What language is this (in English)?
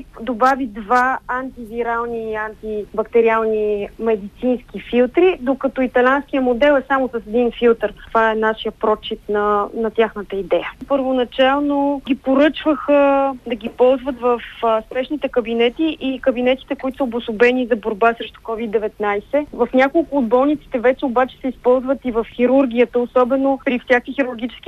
Bulgarian